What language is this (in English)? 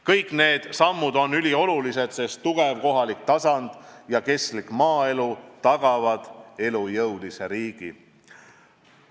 Estonian